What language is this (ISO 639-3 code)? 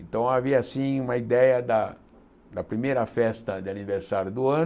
por